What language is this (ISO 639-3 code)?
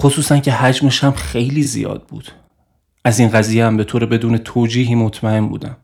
fas